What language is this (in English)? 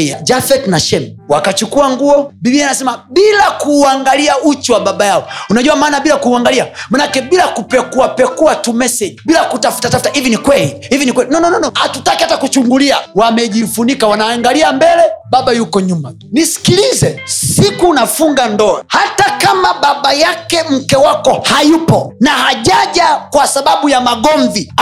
Swahili